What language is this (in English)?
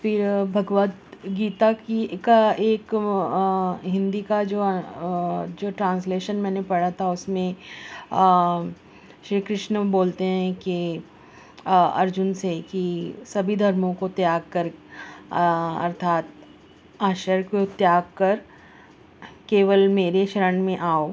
Urdu